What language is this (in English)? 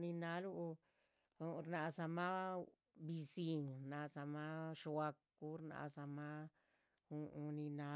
Chichicapan Zapotec